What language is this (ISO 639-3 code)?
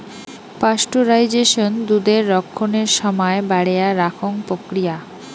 ben